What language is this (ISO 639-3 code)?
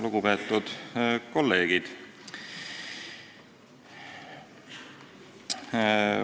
est